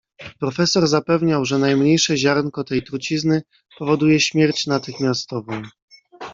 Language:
Polish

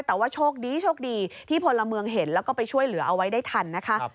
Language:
Thai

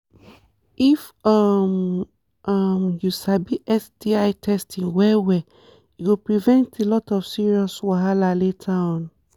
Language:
Nigerian Pidgin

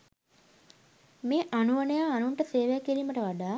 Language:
Sinhala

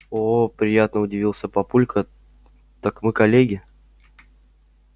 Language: Russian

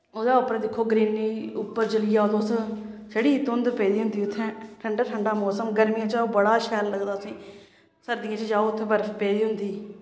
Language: Dogri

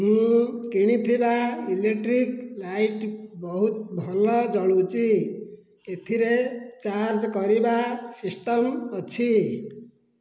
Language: Odia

